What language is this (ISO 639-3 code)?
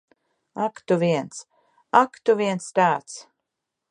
lav